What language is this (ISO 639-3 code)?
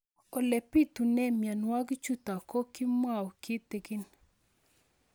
kln